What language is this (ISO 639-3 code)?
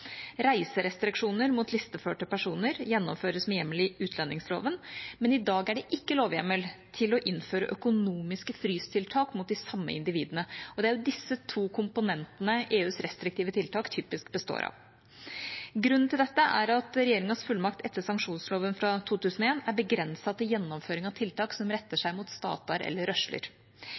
nob